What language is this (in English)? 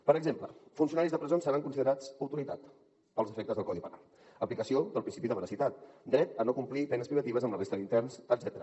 Catalan